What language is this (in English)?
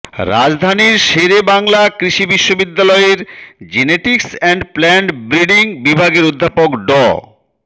Bangla